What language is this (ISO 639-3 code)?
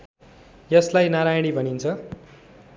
nep